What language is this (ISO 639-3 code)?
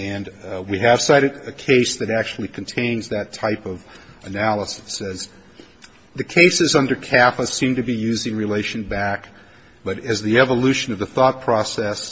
eng